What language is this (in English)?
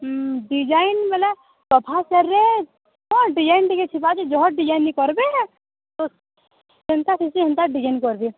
Odia